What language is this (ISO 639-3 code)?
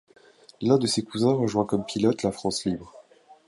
fra